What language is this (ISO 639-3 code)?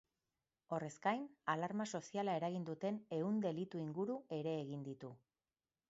eus